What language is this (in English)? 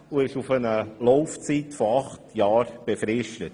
Swiss German